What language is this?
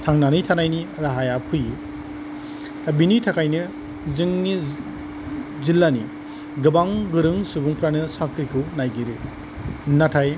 Bodo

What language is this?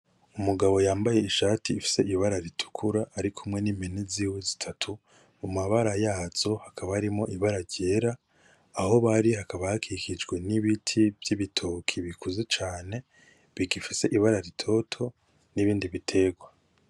Rundi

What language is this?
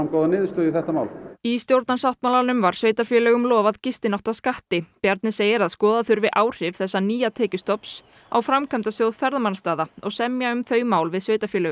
Icelandic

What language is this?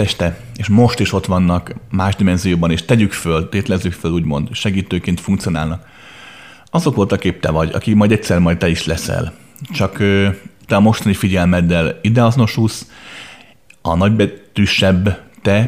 Hungarian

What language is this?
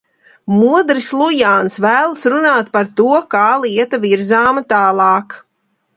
Latvian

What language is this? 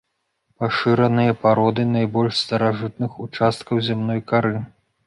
Belarusian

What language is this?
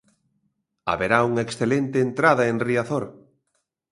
Galician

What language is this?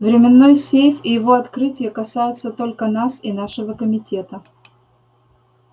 Russian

